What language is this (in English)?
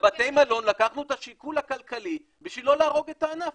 Hebrew